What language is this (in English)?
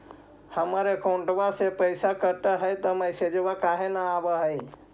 Magahi